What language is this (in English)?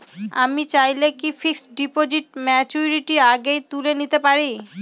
Bangla